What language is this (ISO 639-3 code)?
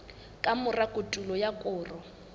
sot